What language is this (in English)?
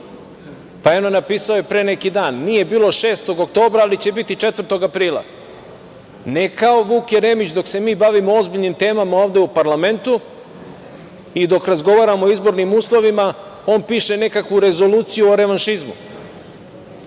Serbian